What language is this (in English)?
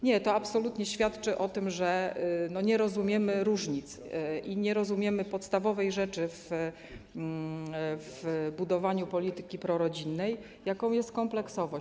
Polish